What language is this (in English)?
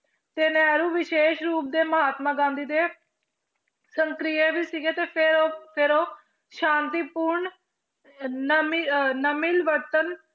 Punjabi